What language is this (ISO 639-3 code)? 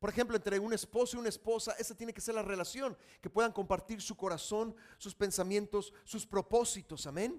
spa